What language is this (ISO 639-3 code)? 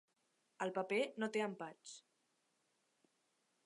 cat